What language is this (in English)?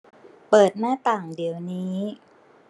Thai